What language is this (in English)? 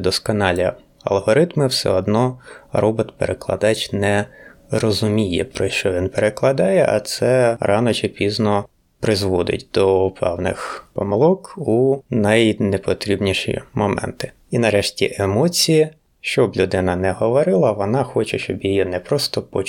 Ukrainian